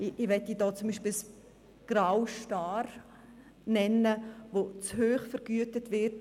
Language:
Swiss German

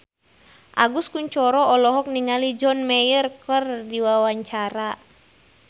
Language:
Sundanese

